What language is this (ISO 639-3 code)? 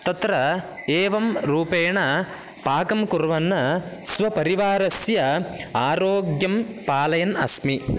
san